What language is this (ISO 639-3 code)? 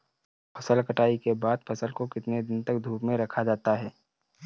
hin